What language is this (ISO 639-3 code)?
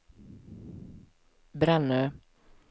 swe